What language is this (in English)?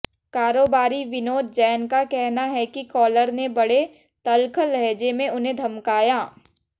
Hindi